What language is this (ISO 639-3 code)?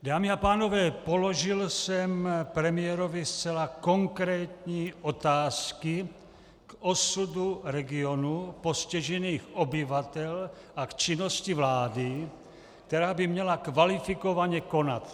ces